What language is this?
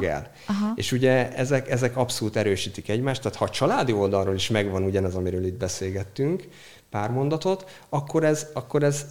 Hungarian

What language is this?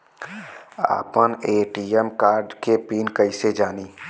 Bhojpuri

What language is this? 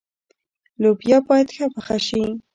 Pashto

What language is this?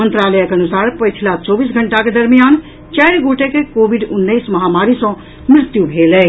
Maithili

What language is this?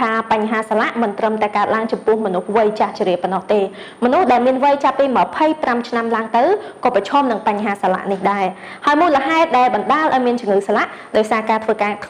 Thai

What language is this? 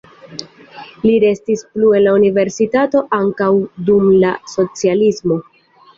Esperanto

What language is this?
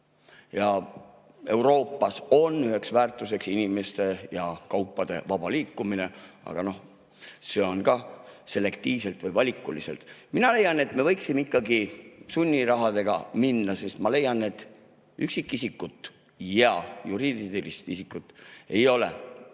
Estonian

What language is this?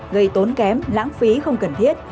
Vietnamese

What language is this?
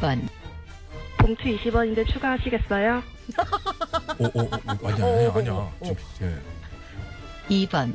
Korean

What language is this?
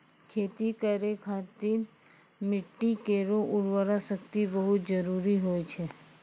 Maithili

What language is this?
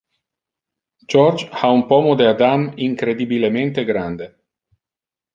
Interlingua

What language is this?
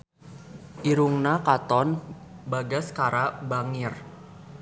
Sundanese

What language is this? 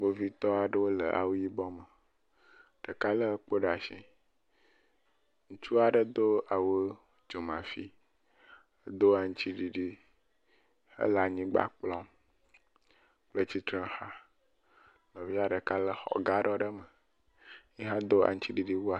Ewe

